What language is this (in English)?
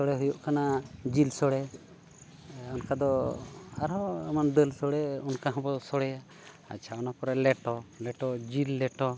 Santali